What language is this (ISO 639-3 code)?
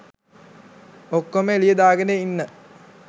sin